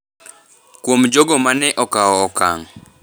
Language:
Luo (Kenya and Tanzania)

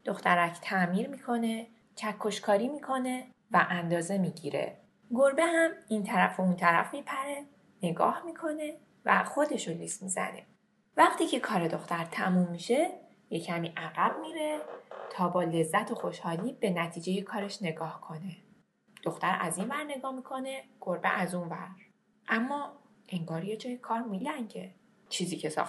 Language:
Persian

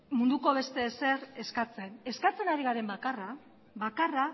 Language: Basque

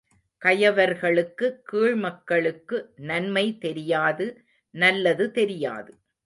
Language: Tamil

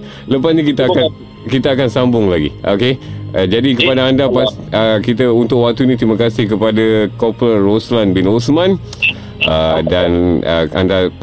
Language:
Malay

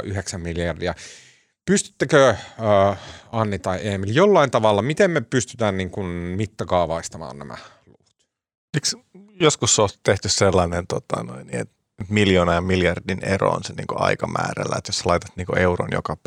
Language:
Finnish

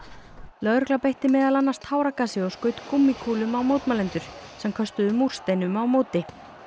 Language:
Icelandic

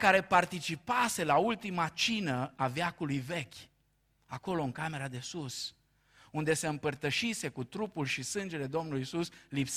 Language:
Romanian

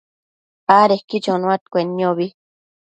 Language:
Matsés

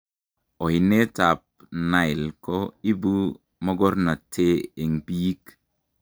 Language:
Kalenjin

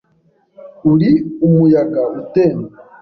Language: Kinyarwanda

